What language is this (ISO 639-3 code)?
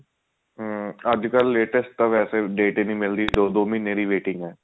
pan